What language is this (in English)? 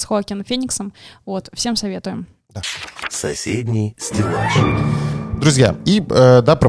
Russian